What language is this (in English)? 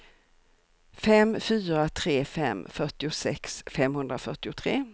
Swedish